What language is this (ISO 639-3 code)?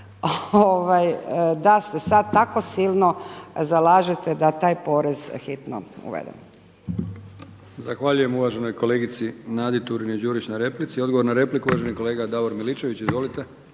hrv